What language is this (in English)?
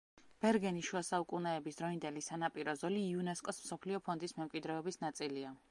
Georgian